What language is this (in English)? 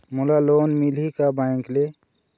Chhattisgarhi